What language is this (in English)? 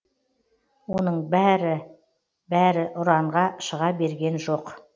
Kazakh